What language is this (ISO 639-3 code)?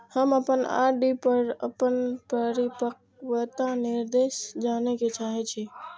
mai